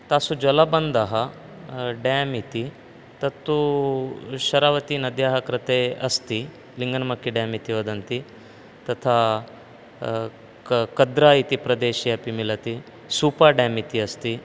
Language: Sanskrit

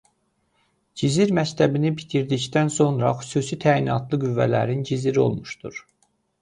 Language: Azerbaijani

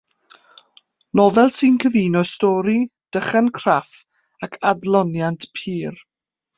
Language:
Welsh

